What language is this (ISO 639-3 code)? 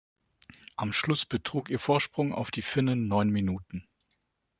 deu